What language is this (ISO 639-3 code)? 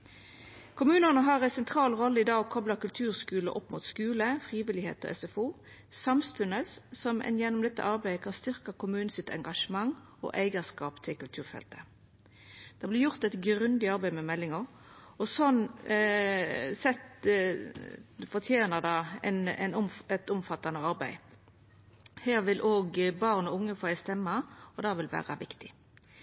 nno